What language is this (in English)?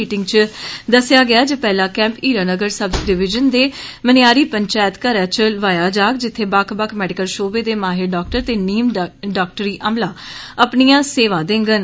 Dogri